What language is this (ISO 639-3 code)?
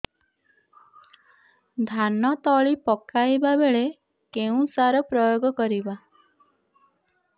ori